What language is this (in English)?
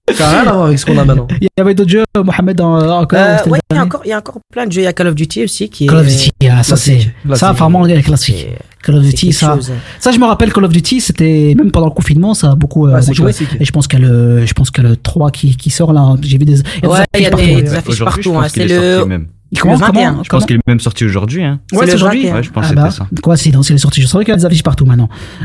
French